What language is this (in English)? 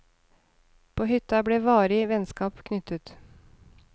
Norwegian